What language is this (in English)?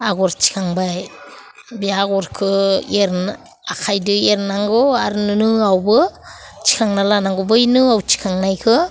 Bodo